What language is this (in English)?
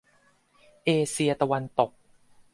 Thai